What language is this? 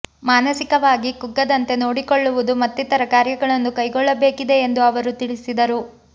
Kannada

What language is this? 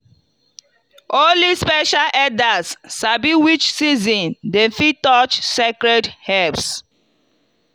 Nigerian Pidgin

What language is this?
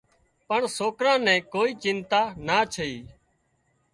Wadiyara Koli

